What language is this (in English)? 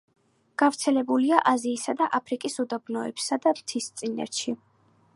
Georgian